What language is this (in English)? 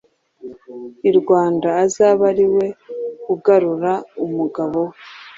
Kinyarwanda